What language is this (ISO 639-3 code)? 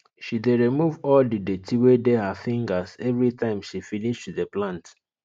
pcm